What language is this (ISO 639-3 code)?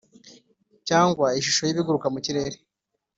kin